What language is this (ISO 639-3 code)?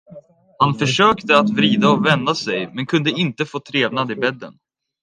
swe